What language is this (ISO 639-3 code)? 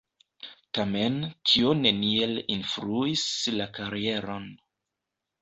epo